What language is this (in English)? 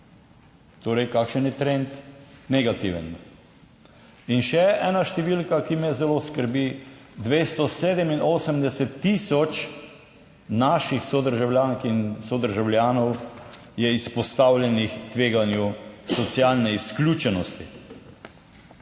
Slovenian